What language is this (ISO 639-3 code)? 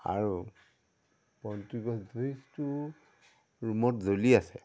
asm